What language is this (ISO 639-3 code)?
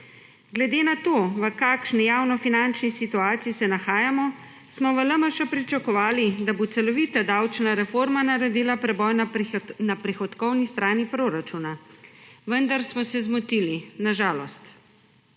slv